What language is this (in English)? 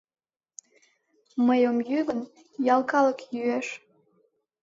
Mari